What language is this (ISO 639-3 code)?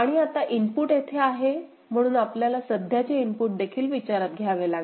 mar